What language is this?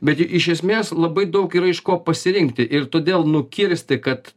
Lithuanian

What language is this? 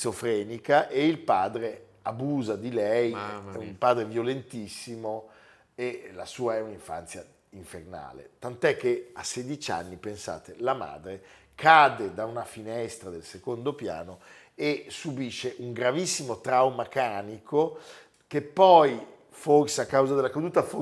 Italian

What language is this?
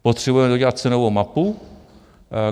Czech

